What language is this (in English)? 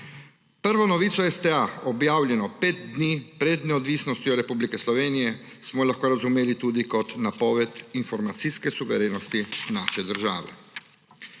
Slovenian